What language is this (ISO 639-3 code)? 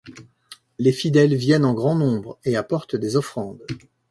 fra